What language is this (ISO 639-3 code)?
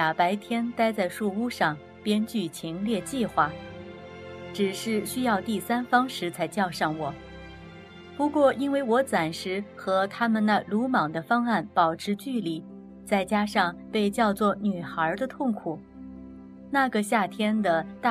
zho